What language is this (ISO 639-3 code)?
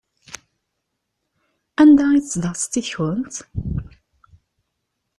kab